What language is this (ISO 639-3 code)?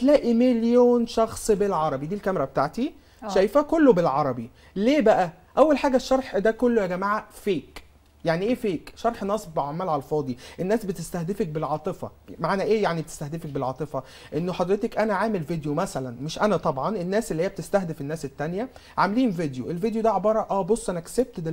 ara